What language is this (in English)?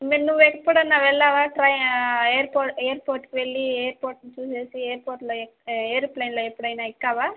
Telugu